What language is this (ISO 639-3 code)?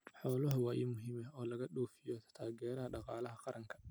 som